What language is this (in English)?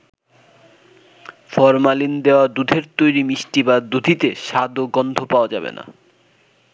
Bangla